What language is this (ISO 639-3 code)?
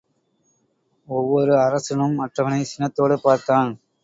tam